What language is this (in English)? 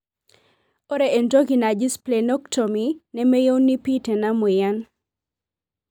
Masai